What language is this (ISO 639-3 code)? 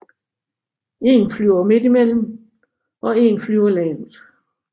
dan